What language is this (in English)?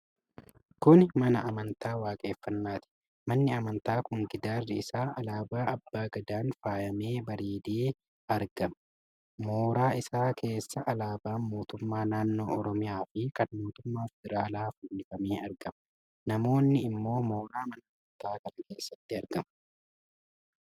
Oromo